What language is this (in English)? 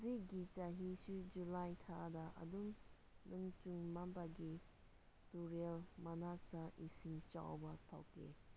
Manipuri